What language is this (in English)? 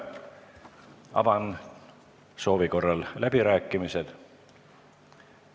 Estonian